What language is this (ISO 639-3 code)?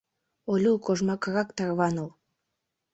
chm